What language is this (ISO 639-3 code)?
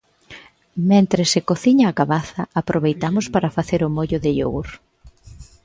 glg